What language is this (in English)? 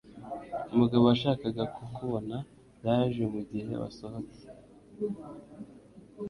Kinyarwanda